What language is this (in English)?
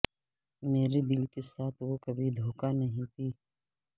Urdu